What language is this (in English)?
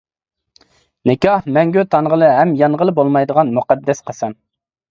Uyghur